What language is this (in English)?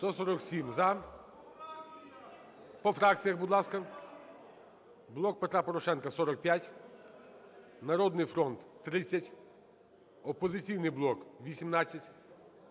Ukrainian